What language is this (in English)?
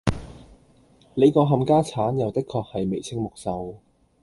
Cantonese